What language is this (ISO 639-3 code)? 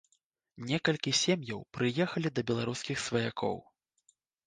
bel